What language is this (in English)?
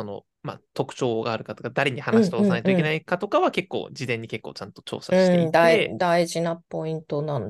Japanese